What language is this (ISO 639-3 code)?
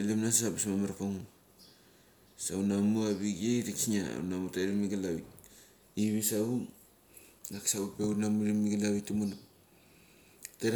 gcc